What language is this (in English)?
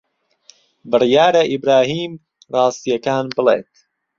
Central Kurdish